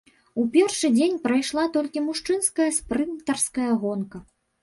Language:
Belarusian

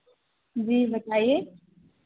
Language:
Hindi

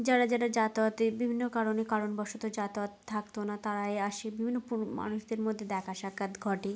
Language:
Bangla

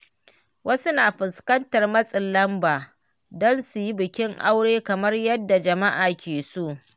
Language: Hausa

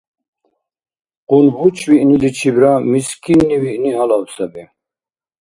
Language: Dargwa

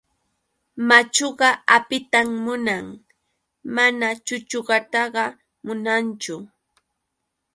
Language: Yauyos Quechua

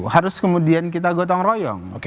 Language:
Indonesian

